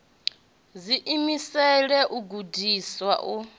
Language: Venda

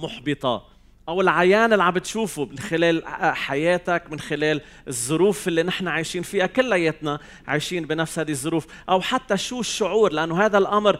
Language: Arabic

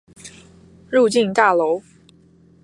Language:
Chinese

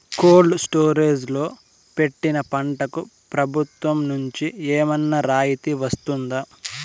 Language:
Telugu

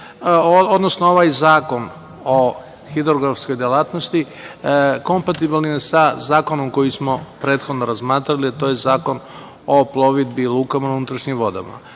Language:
Serbian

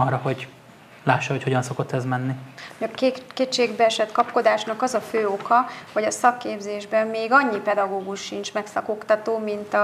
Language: Hungarian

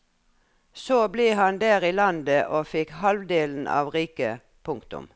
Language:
Norwegian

